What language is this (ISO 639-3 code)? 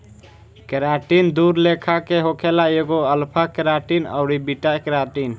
bho